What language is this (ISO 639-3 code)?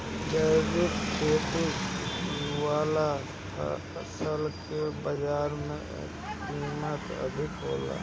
bho